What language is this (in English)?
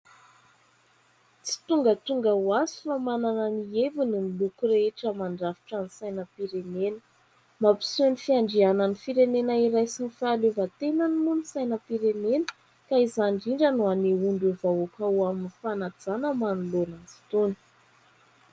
Malagasy